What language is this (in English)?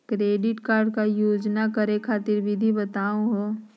Magahi